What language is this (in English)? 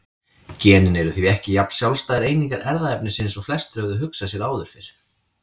Icelandic